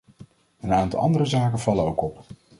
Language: Dutch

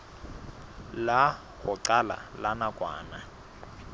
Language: Southern Sotho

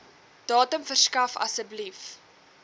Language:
Afrikaans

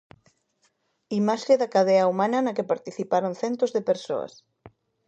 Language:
Galician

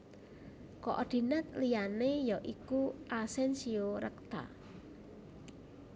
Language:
Javanese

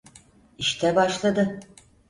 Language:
Turkish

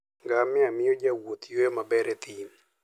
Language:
Luo (Kenya and Tanzania)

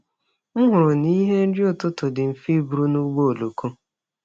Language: Igbo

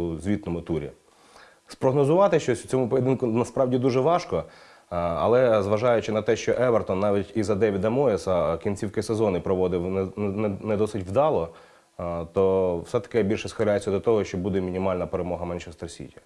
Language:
Ukrainian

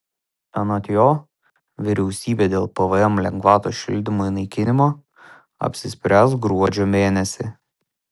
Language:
Lithuanian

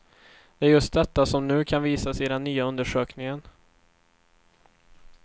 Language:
Swedish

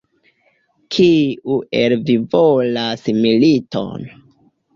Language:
Esperanto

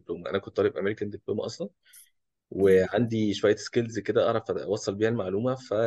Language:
Arabic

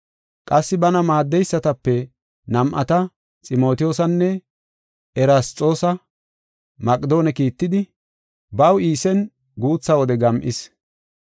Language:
Gofa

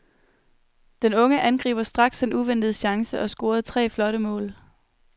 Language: Danish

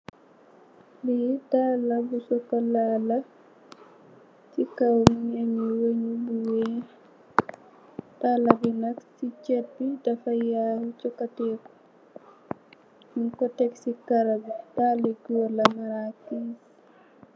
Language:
Wolof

